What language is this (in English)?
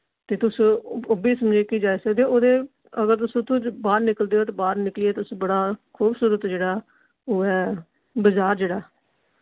Dogri